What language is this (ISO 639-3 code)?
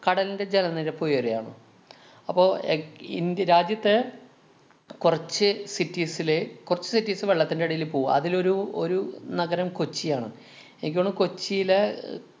mal